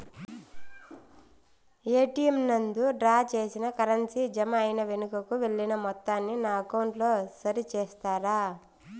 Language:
Telugu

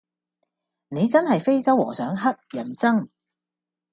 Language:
Cantonese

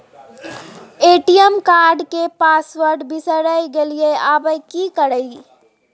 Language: Maithili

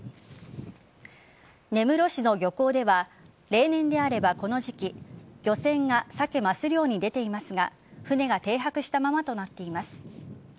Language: Japanese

